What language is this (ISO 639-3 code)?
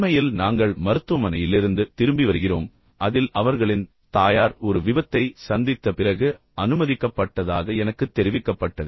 tam